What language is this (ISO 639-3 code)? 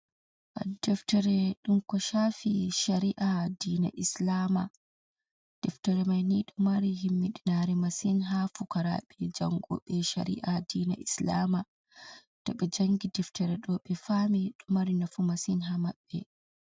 ful